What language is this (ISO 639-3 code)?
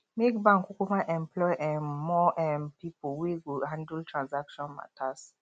pcm